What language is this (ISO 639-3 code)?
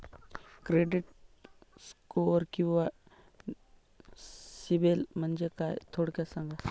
mar